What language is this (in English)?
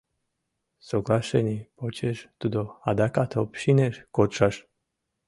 Mari